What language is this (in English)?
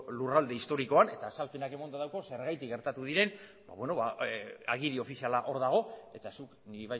Basque